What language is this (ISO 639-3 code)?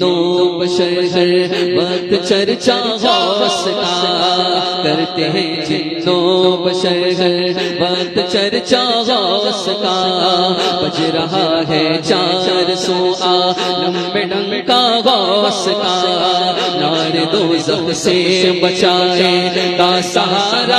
ara